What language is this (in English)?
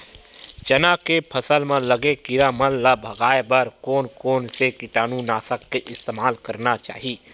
Chhattisgarhi